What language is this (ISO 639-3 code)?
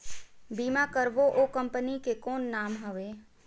hne